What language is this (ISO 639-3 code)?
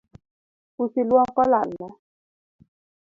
luo